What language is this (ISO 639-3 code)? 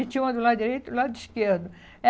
por